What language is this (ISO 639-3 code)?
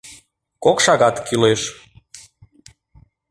chm